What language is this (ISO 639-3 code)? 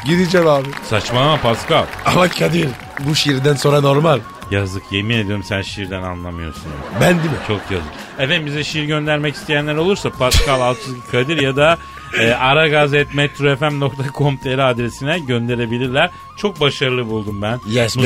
tur